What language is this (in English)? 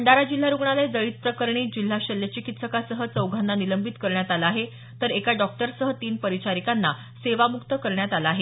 Marathi